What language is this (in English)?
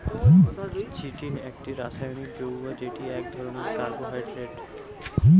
Bangla